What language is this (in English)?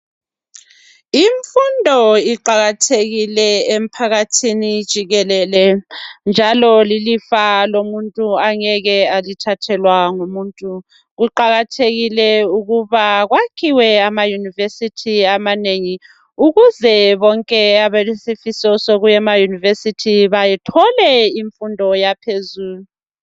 North Ndebele